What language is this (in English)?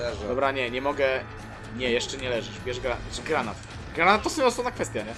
Polish